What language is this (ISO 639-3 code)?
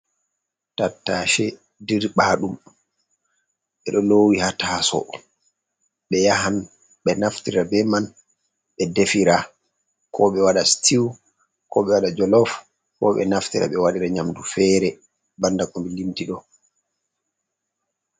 ful